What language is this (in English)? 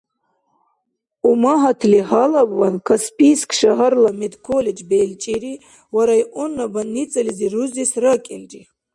Dargwa